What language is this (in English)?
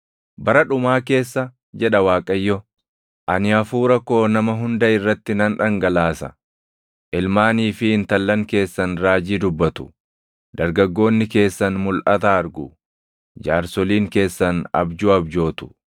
Oromo